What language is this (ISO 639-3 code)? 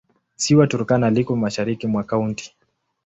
swa